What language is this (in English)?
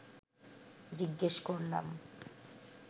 Bangla